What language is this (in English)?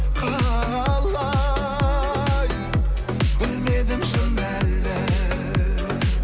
Kazakh